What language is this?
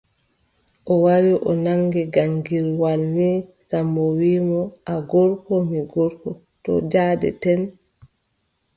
Adamawa Fulfulde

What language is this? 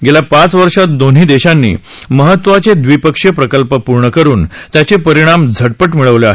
Marathi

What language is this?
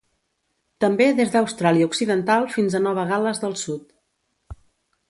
Catalan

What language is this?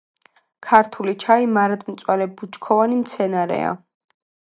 Georgian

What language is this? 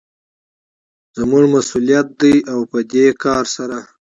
Pashto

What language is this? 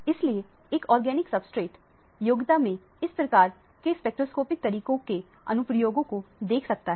Hindi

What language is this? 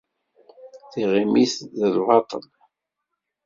Kabyle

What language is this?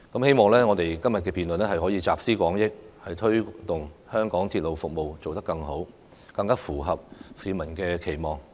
Cantonese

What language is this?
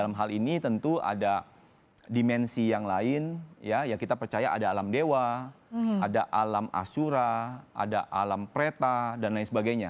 Indonesian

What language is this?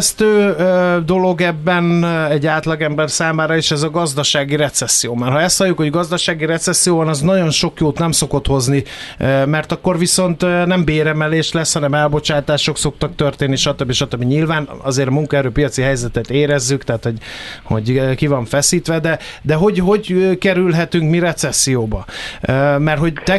Hungarian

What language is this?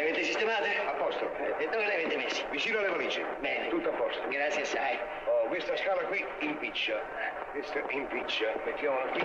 Italian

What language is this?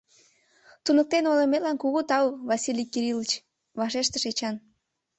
Mari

